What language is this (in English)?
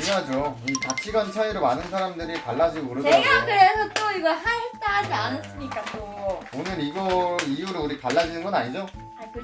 Korean